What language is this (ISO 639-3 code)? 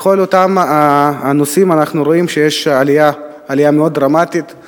heb